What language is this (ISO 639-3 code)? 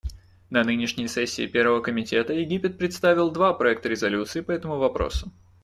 rus